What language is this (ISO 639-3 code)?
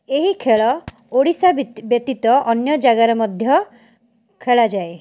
ori